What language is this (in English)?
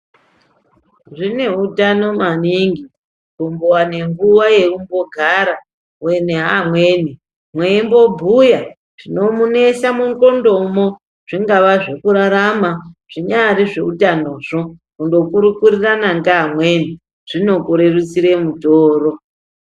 Ndau